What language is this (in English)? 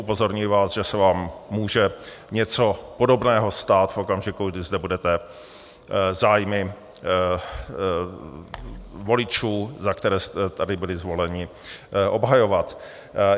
Czech